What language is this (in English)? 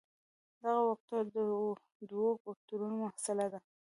Pashto